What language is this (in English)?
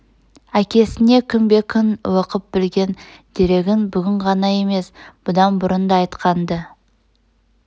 Kazakh